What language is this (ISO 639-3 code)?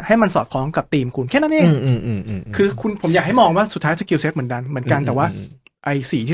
tha